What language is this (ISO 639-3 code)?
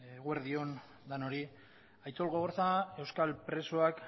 eus